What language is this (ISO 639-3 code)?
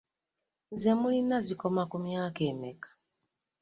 lug